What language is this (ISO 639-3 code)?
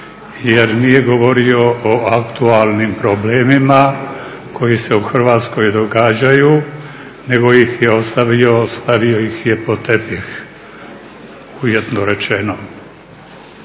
hrv